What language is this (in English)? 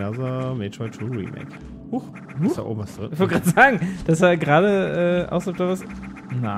German